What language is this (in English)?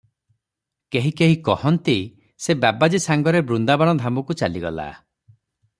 Odia